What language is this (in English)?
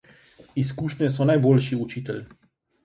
Slovenian